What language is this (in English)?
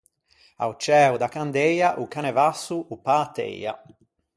Ligurian